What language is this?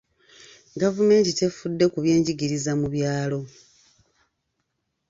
Ganda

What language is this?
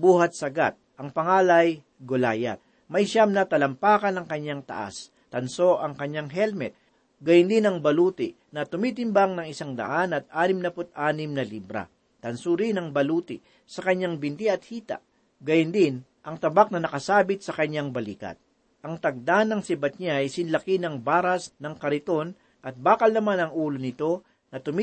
Filipino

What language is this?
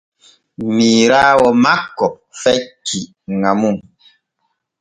Borgu Fulfulde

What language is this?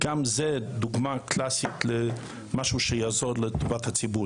Hebrew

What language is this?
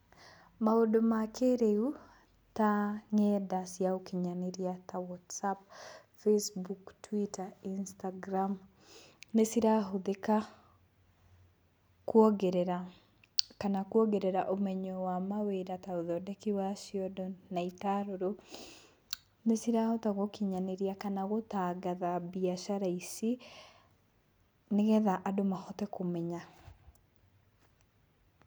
Kikuyu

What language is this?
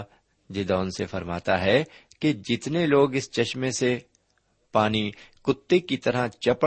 Urdu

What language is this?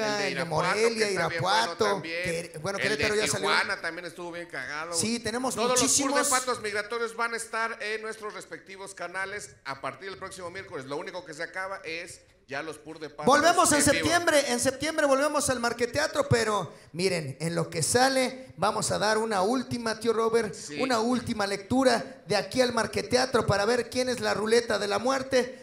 Spanish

